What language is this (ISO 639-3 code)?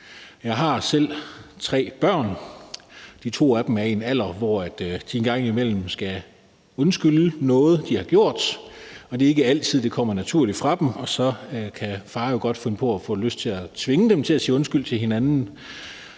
dan